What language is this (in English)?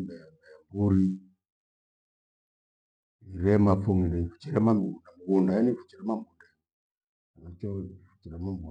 Gweno